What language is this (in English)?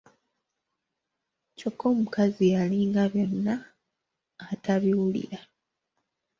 Ganda